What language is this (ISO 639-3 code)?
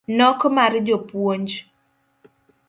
luo